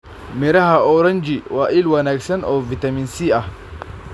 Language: Somali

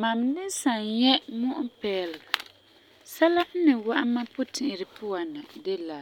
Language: Frafra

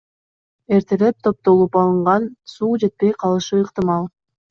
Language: Kyrgyz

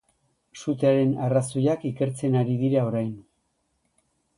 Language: Basque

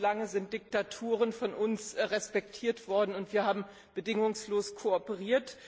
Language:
German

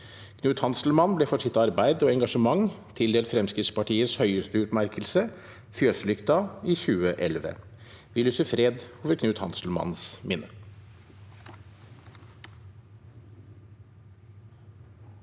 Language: Norwegian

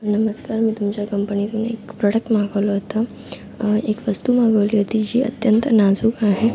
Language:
Marathi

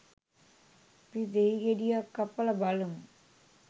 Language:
Sinhala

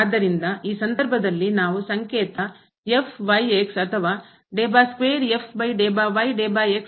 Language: Kannada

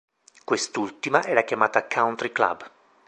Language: Italian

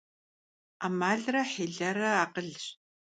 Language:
Kabardian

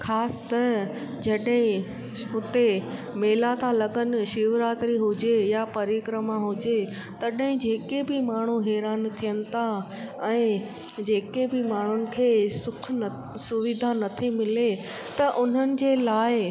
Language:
Sindhi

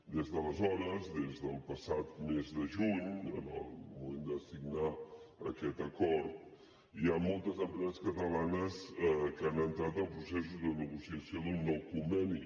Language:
Catalan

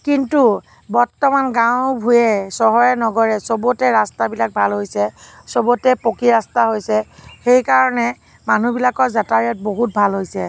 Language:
Assamese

